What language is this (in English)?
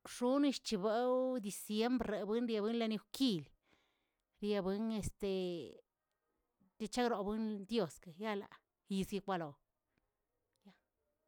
Tilquiapan Zapotec